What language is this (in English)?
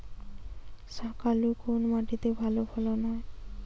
Bangla